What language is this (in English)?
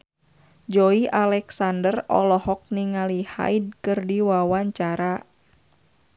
Sundanese